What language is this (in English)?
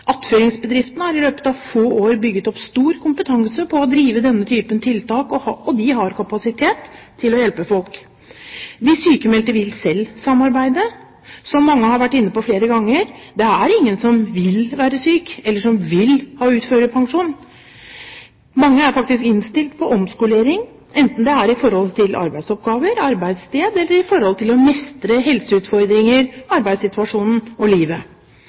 Norwegian Bokmål